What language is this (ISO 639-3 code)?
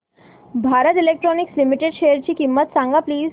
mar